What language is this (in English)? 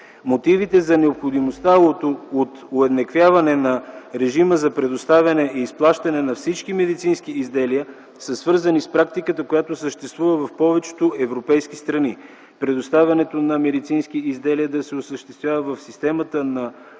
Bulgarian